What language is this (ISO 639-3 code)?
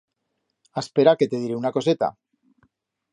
arg